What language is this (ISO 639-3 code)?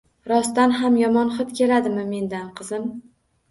uzb